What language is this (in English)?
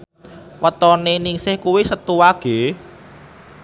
Javanese